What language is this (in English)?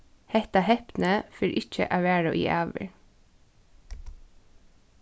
Faroese